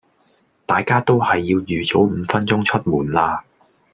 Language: Cantonese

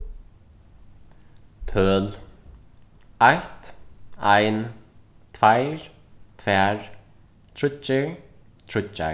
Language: Faroese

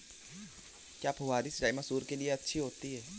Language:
Hindi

